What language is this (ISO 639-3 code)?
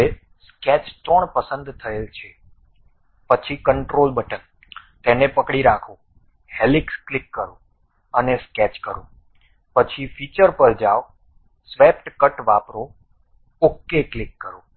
guj